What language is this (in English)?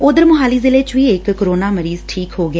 Punjabi